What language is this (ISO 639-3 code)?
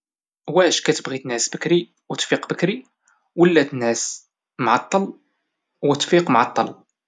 ary